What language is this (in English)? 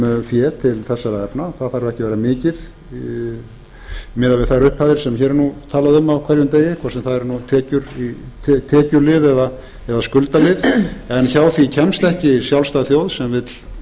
Icelandic